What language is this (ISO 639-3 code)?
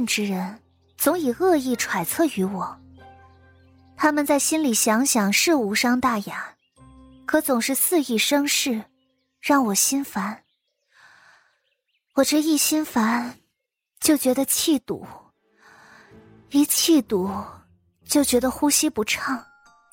zho